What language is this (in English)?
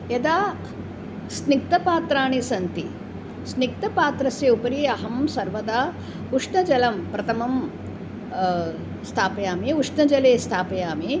Sanskrit